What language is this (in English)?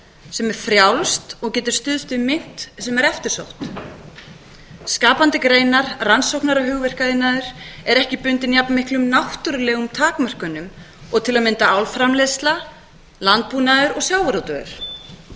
Icelandic